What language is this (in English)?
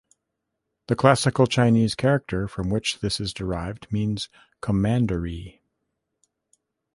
English